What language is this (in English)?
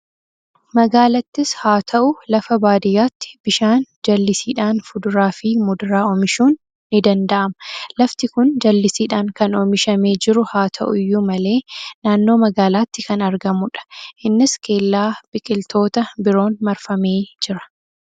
Oromo